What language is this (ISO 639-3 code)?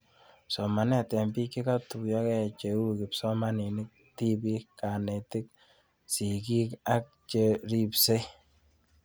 kln